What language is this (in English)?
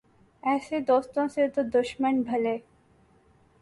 Urdu